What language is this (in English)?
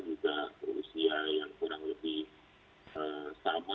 Indonesian